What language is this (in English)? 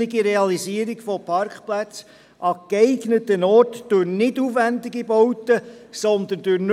Swiss German